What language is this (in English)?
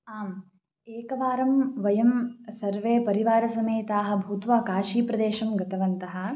Sanskrit